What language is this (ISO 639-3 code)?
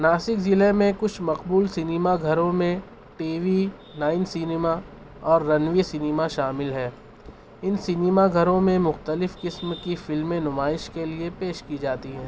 urd